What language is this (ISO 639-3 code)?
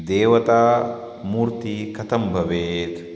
san